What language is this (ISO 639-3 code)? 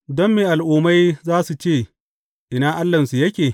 hau